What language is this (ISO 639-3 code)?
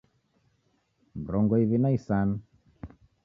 dav